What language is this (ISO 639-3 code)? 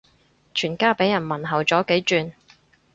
yue